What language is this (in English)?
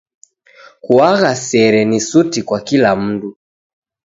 Taita